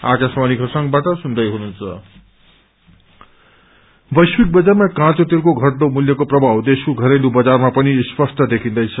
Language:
Nepali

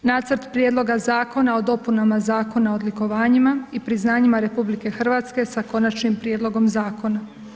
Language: Croatian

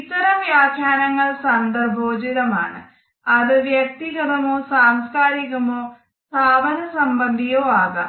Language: Malayalam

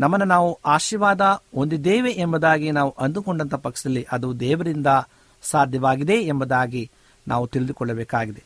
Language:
Kannada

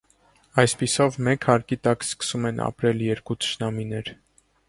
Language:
Armenian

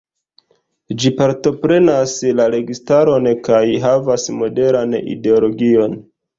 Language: Esperanto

